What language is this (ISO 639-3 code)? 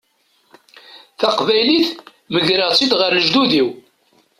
kab